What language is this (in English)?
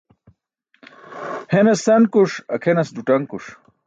Burushaski